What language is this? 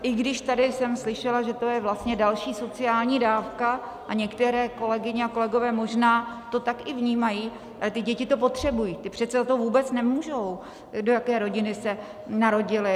Czech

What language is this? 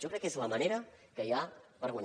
Catalan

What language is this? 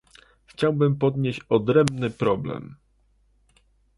Polish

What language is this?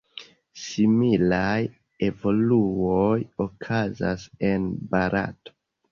Esperanto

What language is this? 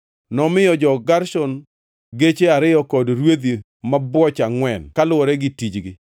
Luo (Kenya and Tanzania)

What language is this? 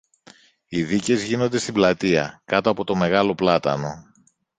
Greek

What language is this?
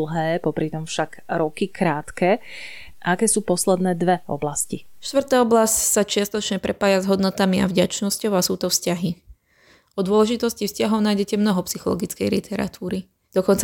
Slovak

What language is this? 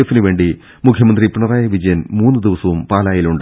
Malayalam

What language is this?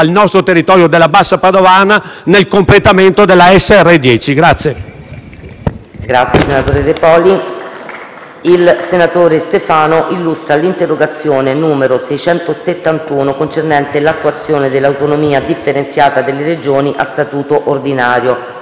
Italian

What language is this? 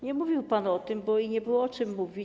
Polish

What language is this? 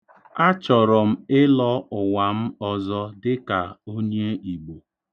Igbo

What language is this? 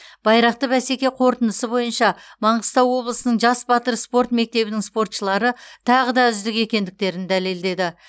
Kazakh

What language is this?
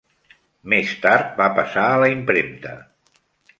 Catalan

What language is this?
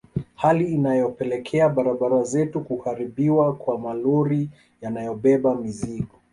Swahili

